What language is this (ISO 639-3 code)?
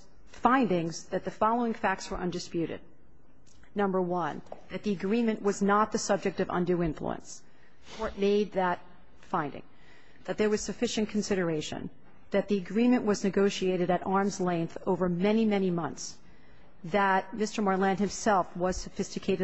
eng